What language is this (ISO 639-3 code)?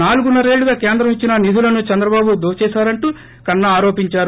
tel